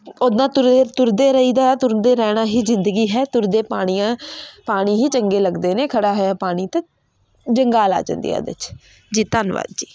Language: Punjabi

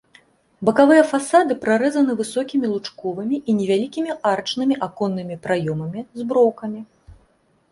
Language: Belarusian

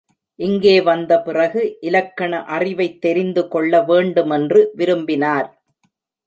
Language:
Tamil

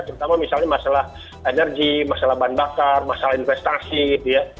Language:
Indonesian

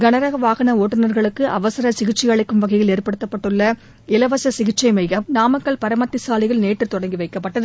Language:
Tamil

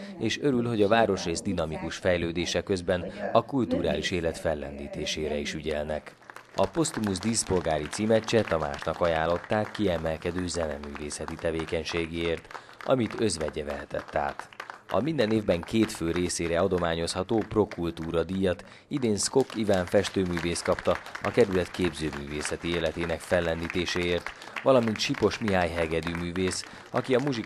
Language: Hungarian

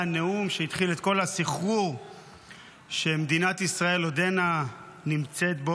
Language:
Hebrew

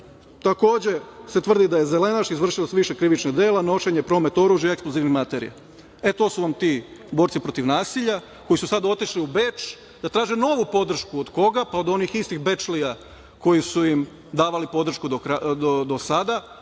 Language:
Serbian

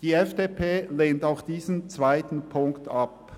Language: Swiss German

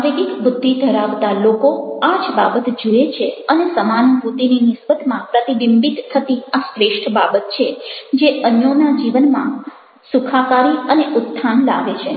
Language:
Gujarati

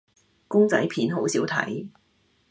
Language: Cantonese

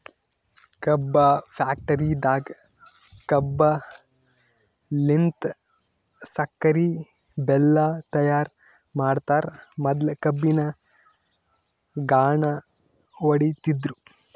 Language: Kannada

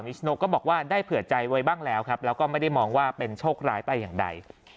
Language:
Thai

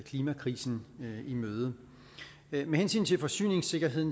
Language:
Danish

